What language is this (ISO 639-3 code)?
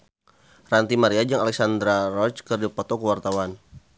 sun